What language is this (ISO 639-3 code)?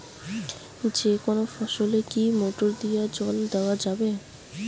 ben